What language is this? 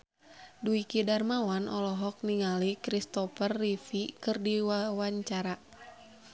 Sundanese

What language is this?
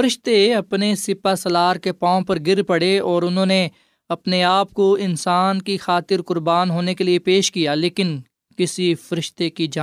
Urdu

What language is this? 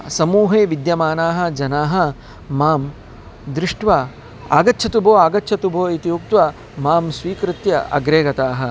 Sanskrit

